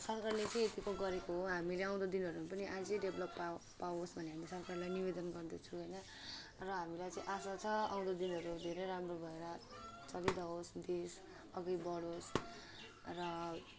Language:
Nepali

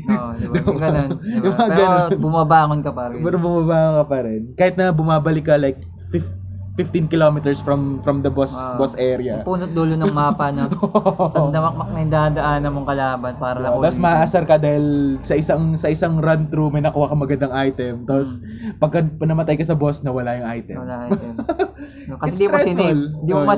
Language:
Filipino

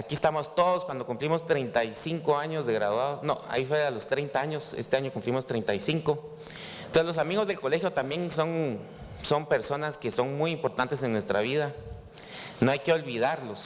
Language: Spanish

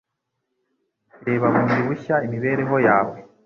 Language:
Kinyarwanda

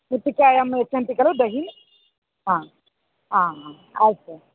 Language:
Sanskrit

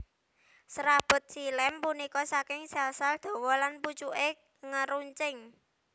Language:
Javanese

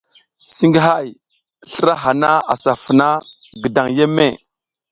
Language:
South Giziga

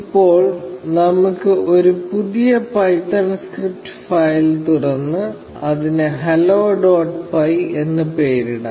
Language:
Malayalam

